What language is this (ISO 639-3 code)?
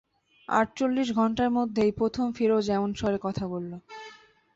ben